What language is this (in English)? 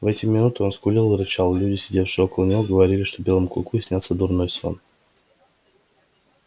Russian